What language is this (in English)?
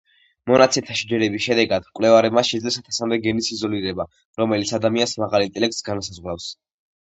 Georgian